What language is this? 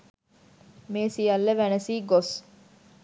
Sinhala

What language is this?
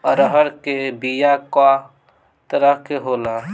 Bhojpuri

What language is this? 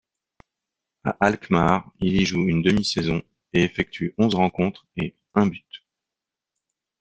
French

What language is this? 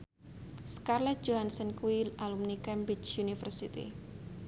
Javanese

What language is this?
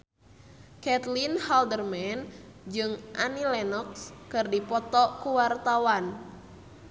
Sundanese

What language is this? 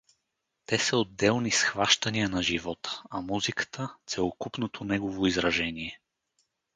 Bulgarian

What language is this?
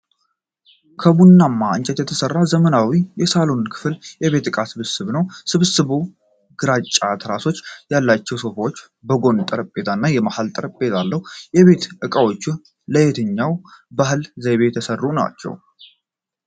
Amharic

